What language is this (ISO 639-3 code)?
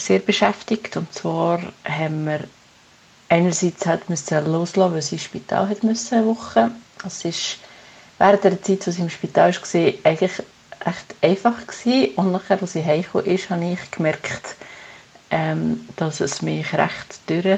deu